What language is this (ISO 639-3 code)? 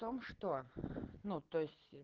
rus